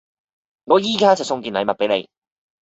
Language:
Cantonese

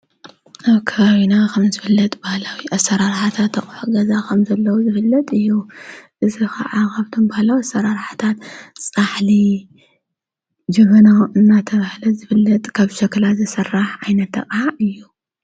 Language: Tigrinya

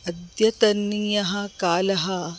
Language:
Sanskrit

